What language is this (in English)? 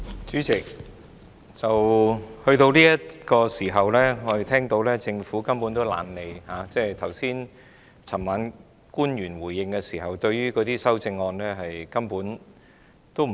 Cantonese